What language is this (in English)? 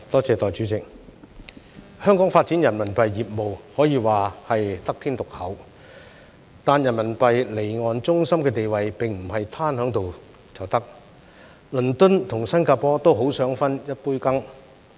Cantonese